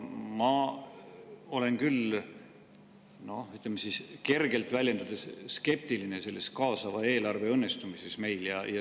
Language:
Estonian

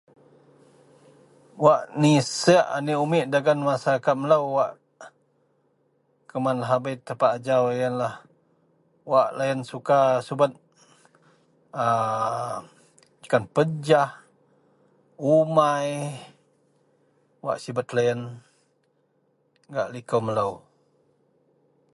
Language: Central Melanau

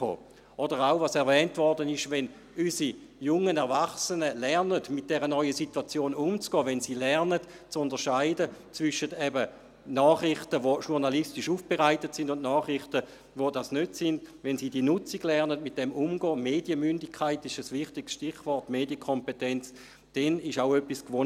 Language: Swiss German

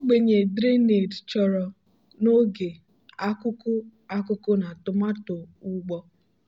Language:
Igbo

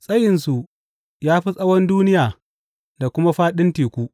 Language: Hausa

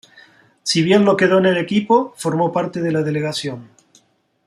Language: Spanish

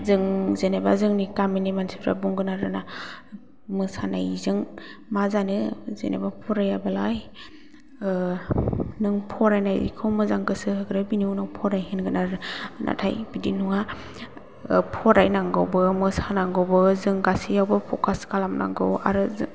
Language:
Bodo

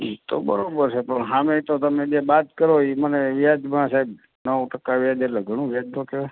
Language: Gujarati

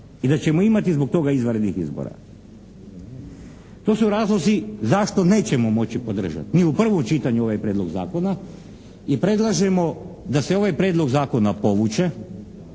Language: Croatian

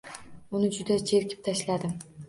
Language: Uzbek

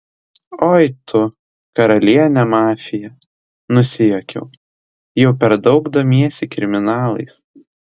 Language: Lithuanian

